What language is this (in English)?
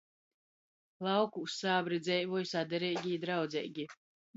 Latgalian